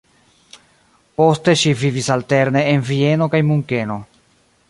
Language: Esperanto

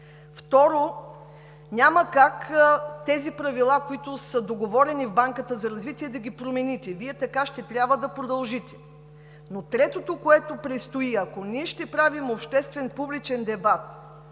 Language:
Bulgarian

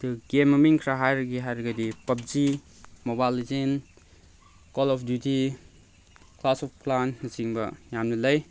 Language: Manipuri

